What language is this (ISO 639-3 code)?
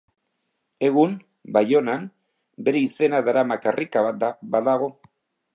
eus